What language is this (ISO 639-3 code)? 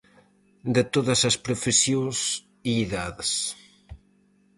glg